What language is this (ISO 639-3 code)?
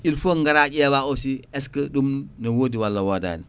ful